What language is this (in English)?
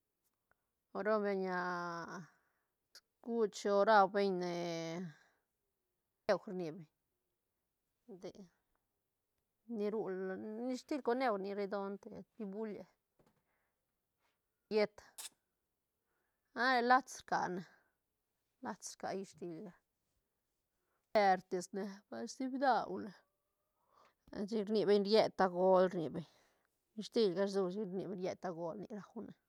Santa Catarina Albarradas Zapotec